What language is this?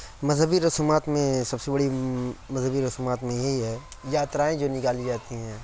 Urdu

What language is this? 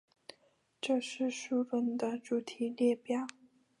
Chinese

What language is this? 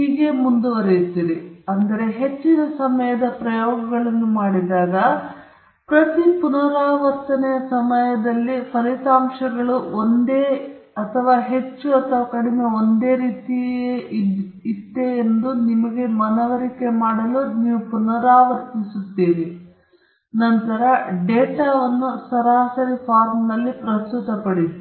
Kannada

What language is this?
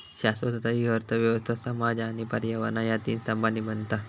Marathi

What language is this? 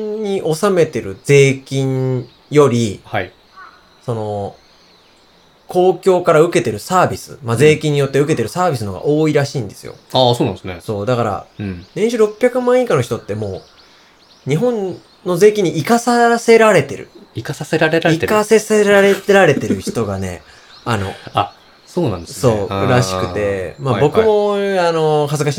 Japanese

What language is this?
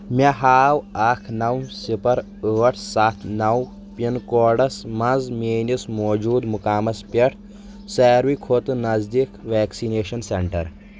Kashmiri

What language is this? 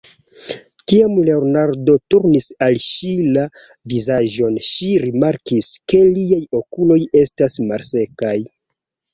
Esperanto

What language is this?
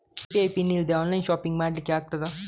Kannada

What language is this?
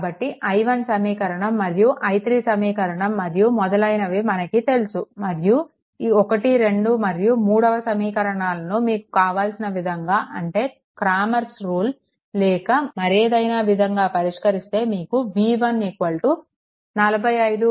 Telugu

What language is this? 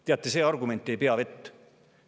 Estonian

